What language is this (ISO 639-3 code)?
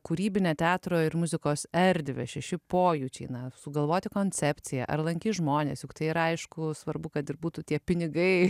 lit